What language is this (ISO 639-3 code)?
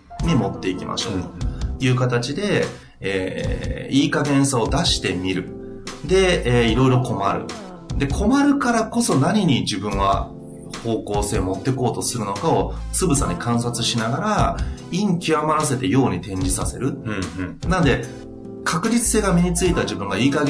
jpn